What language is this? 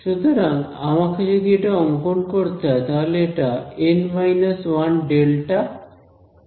Bangla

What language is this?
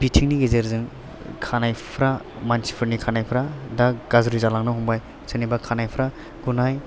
Bodo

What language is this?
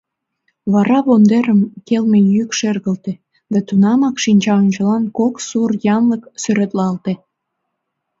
Mari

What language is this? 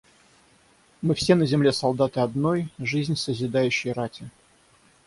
Russian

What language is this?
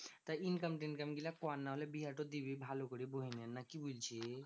Bangla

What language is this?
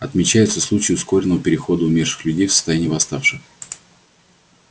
Russian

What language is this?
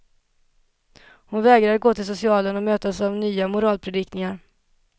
Swedish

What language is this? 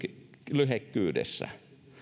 Finnish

